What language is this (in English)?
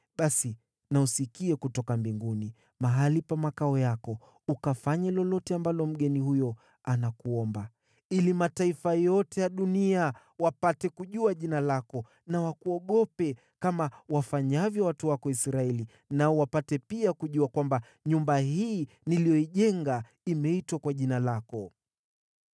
Swahili